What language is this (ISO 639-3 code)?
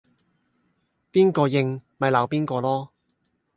yue